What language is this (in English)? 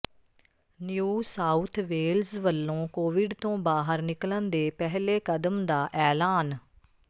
Punjabi